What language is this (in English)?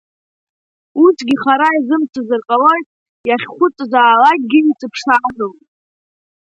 Abkhazian